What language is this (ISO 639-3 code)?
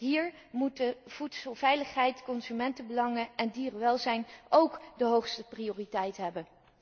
nld